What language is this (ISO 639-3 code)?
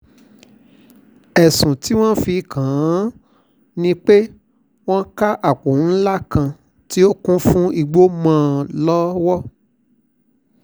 yor